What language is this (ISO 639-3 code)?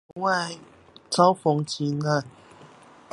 zho